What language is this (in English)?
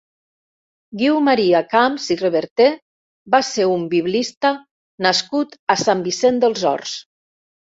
Catalan